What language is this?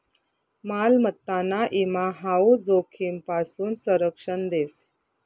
Marathi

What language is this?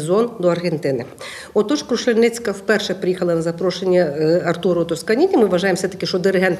Ukrainian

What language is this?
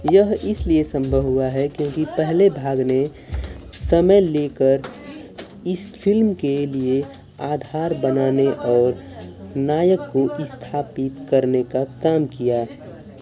Hindi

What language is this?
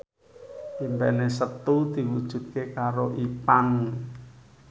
Javanese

